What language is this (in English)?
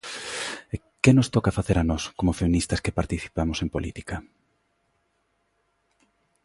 Galician